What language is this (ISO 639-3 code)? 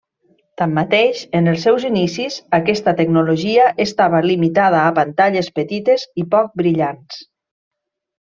cat